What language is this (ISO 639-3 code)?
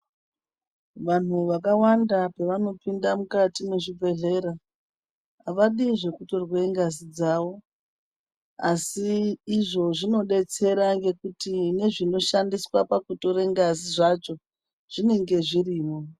ndc